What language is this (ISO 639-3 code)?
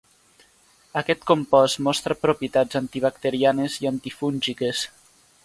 cat